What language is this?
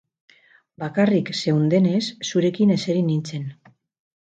Basque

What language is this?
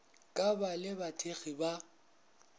Northern Sotho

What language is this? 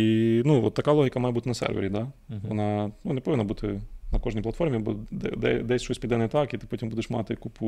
Ukrainian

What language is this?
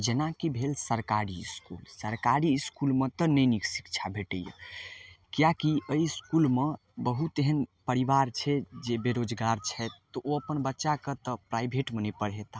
Maithili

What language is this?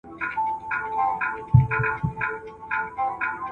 Pashto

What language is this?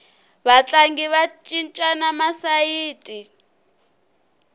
Tsonga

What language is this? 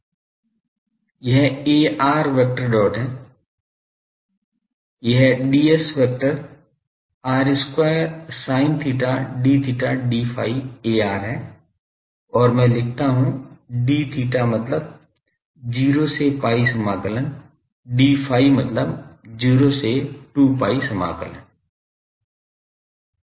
Hindi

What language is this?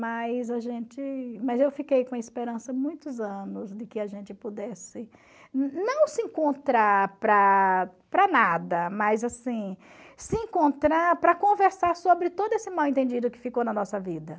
Portuguese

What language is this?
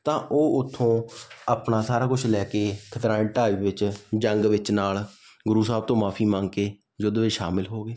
Punjabi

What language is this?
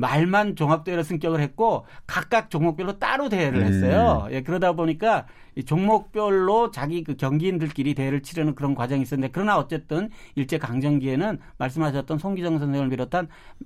Korean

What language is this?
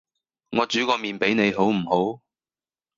Cantonese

